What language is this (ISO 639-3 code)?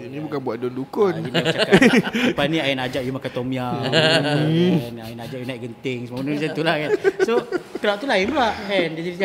msa